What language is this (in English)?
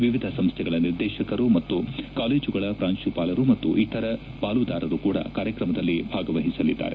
Kannada